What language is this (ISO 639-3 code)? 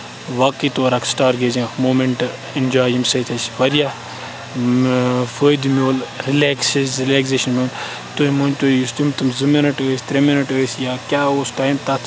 kas